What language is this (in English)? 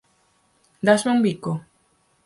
Galician